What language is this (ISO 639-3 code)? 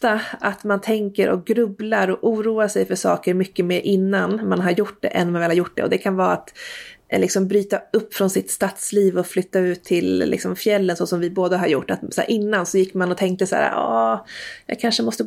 swe